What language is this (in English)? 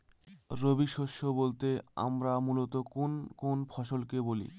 Bangla